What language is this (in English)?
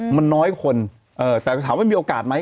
Thai